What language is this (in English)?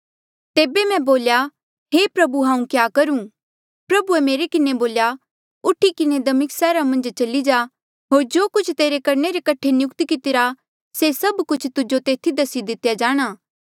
Mandeali